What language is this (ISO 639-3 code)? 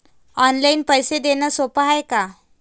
mar